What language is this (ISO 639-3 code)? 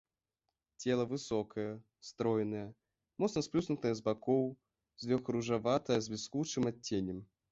bel